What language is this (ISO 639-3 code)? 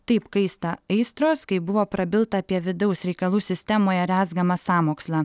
lit